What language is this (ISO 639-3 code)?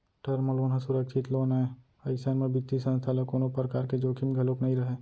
hne